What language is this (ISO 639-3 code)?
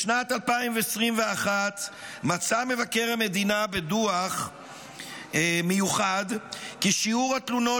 heb